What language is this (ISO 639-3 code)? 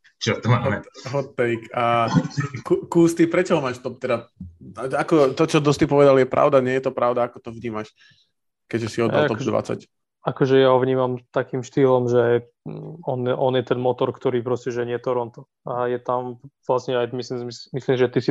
slk